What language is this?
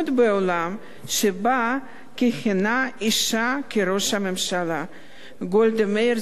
Hebrew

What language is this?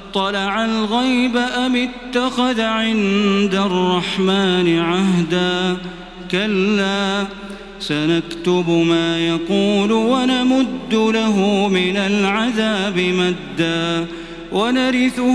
Arabic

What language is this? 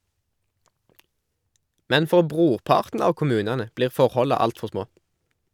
Norwegian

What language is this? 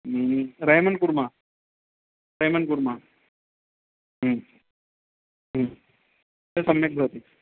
Sanskrit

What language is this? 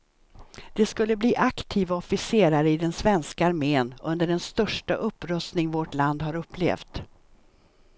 Swedish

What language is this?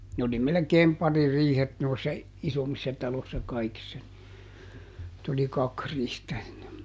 Finnish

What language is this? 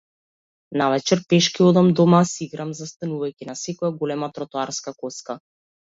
Macedonian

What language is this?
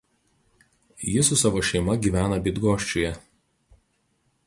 Lithuanian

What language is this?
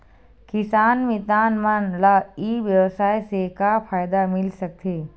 Chhattisgarhi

